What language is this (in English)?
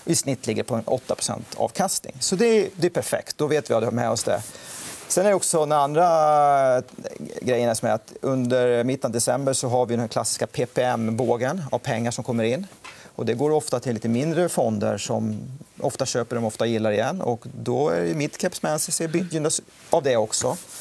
Swedish